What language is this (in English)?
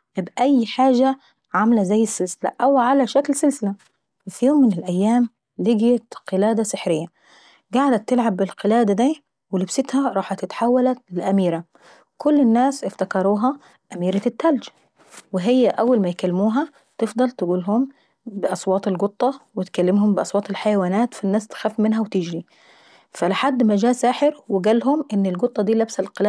Saidi Arabic